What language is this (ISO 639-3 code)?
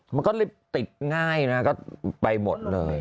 tha